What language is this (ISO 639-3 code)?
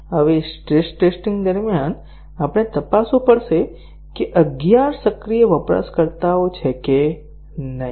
guj